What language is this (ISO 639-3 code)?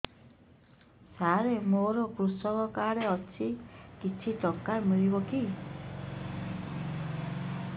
ori